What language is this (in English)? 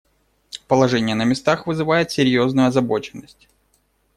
Russian